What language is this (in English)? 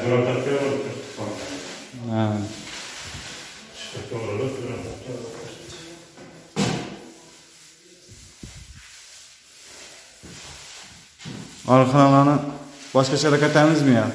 Turkish